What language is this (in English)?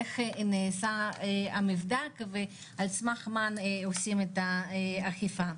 Hebrew